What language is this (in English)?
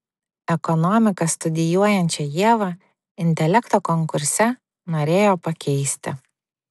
Lithuanian